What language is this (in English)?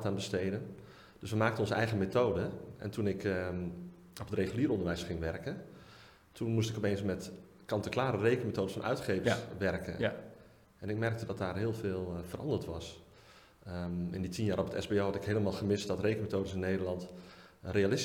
Dutch